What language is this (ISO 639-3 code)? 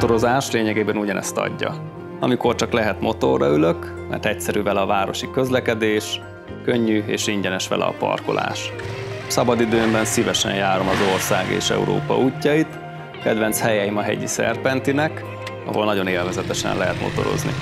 hun